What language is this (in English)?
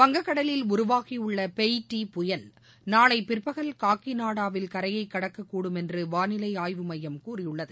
Tamil